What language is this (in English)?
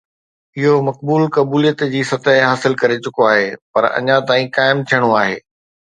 Sindhi